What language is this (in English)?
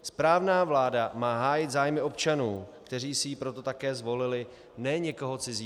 Czech